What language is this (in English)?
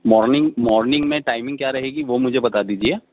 Urdu